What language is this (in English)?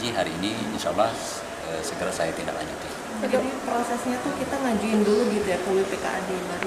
Indonesian